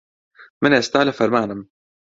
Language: Central Kurdish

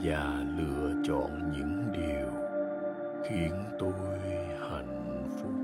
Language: Vietnamese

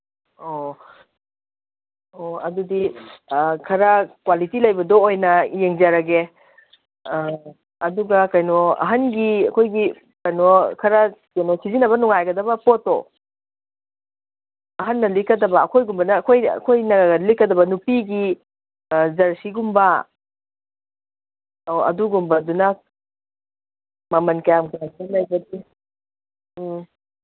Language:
Manipuri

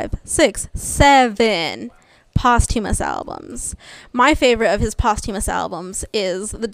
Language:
English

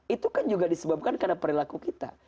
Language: Indonesian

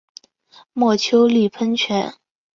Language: Chinese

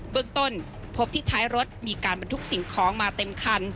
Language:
Thai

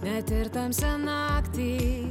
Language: Lithuanian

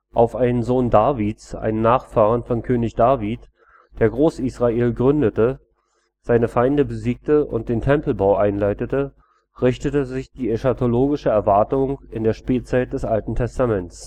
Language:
German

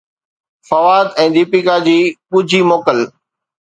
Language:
Sindhi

